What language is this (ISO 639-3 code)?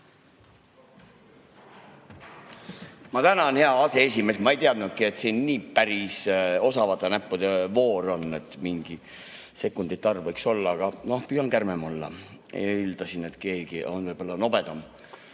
est